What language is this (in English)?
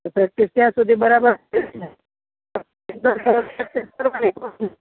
Gujarati